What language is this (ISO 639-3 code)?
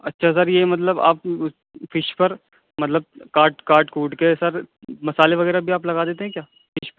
urd